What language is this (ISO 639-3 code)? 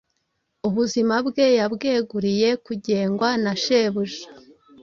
kin